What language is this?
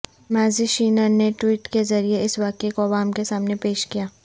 Urdu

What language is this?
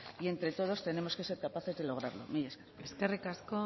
Spanish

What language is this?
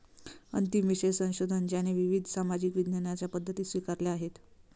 Marathi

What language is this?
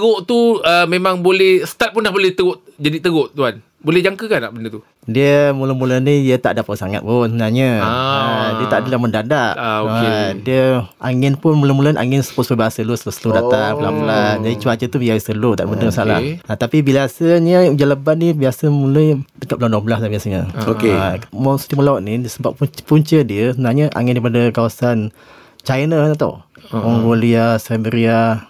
Malay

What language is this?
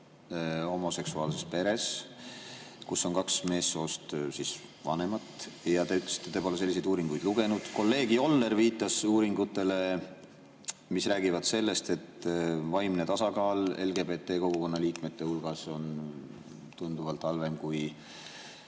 Estonian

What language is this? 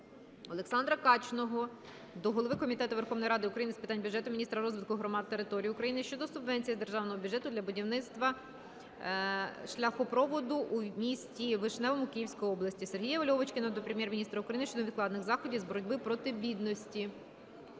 Ukrainian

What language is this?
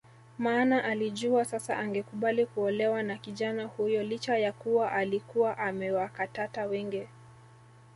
Swahili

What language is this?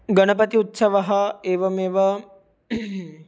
Sanskrit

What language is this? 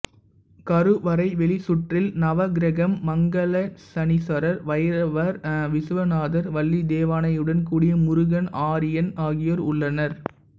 Tamil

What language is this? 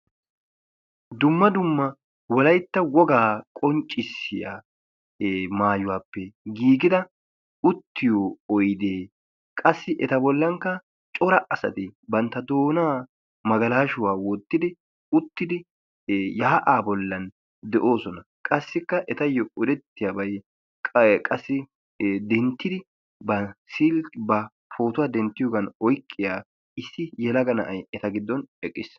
Wolaytta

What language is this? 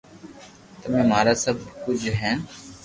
Loarki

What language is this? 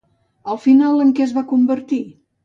Catalan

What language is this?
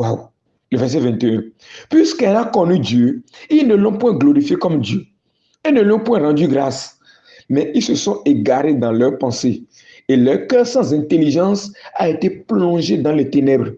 French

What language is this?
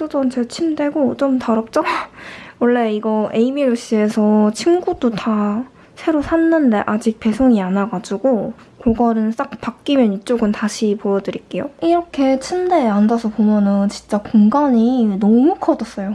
Korean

